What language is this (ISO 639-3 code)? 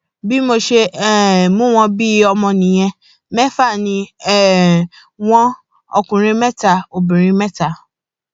yor